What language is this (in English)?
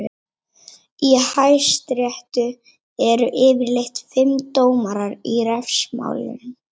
Icelandic